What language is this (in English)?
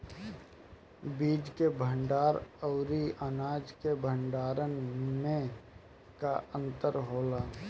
Bhojpuri